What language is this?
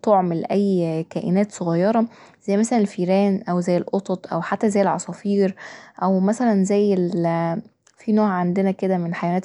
Egyptian Arabic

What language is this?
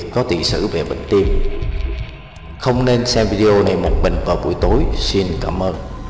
Vietnamese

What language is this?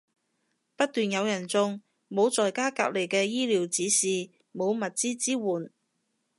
Cantonese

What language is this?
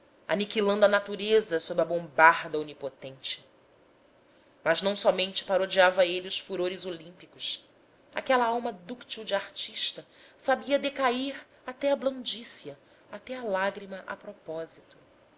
Portuguese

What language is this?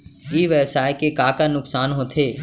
Chhattisgarhi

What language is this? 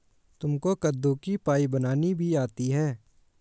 Hindi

